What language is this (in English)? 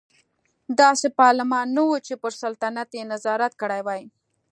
Pashto